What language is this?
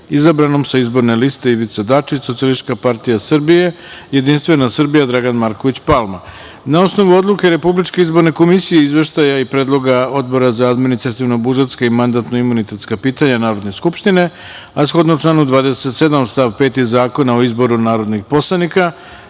Serbian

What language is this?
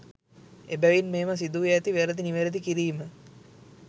Sinhala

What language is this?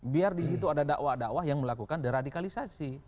Indonesian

